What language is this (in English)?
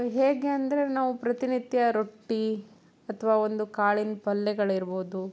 Kannada